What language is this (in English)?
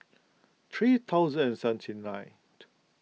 English